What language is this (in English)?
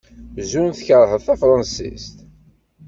Kabyle